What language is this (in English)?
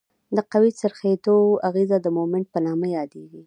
Pashto